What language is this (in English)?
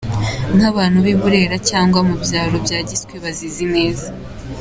Kinyarwanda